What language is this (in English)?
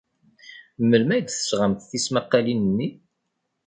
Kabyle